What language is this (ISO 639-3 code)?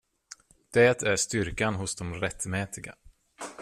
swe